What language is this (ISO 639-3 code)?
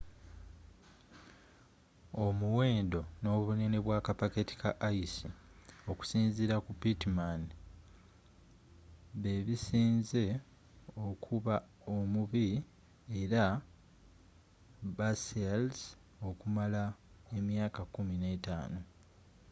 lug